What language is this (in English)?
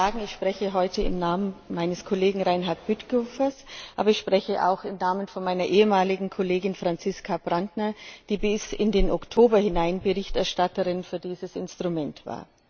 German